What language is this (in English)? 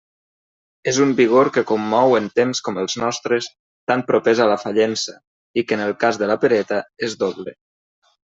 Catalan